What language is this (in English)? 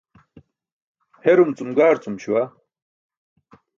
Burushaski